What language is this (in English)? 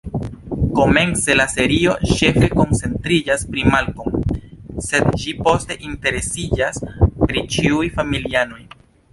Esperanto